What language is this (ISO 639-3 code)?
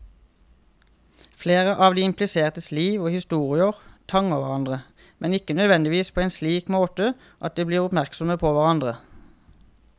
nor